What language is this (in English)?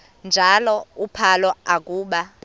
Xhosa